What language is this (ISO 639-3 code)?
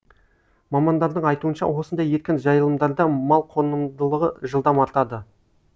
kaz